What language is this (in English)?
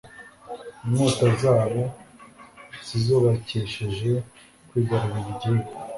Kinyarwanda